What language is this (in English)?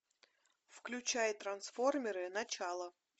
Russian